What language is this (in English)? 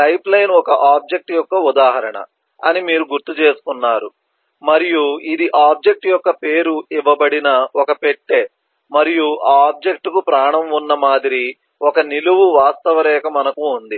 Telugu